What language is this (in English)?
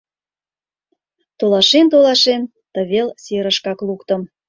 Mari